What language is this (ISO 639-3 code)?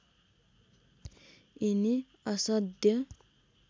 nep